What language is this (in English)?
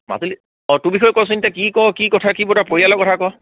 Assamese